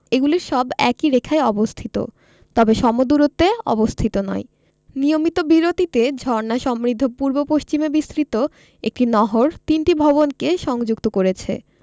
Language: Bangla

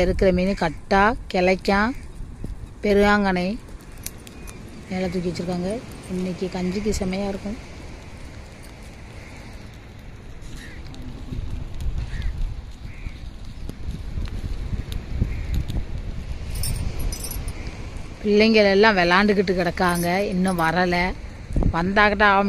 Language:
Romanian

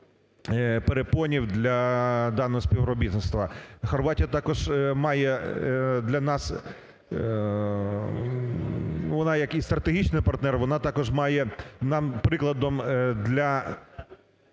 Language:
Ukrainian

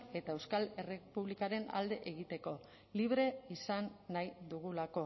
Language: Basque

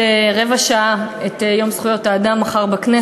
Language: Hebrew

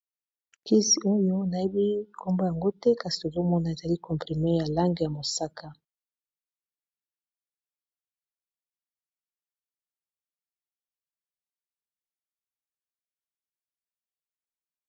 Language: Lingala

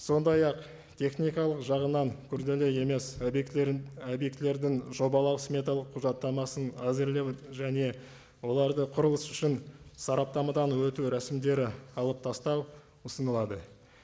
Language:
Kazakh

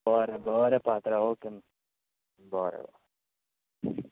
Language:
Konkani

